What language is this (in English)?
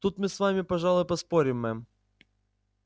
Russian